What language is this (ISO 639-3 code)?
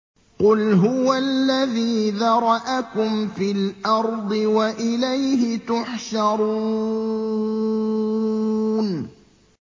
ara